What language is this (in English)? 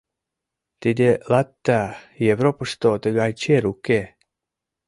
Mari